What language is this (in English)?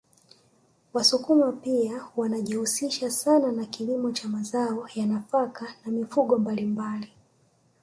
Swahili